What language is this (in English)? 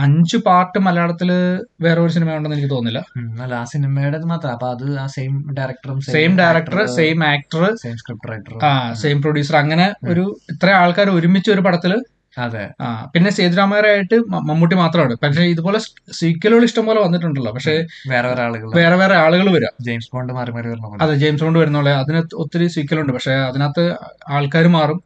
Malayalam